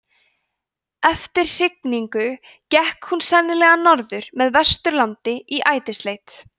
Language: Icelandic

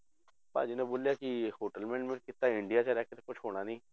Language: Punjabi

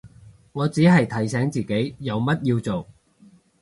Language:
Cantonese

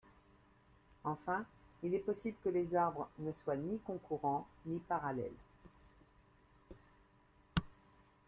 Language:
French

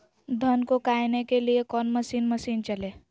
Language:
Magahi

